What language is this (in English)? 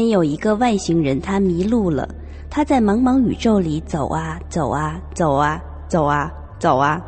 Chinese